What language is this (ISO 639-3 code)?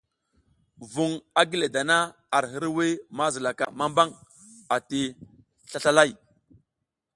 giz